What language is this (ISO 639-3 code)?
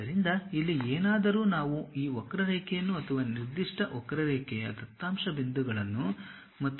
kan